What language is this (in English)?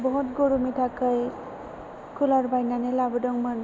Bodo